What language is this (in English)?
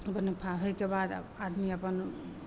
Maithili